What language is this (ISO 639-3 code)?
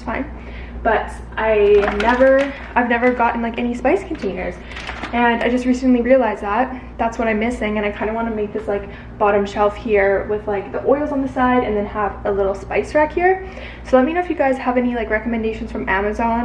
eng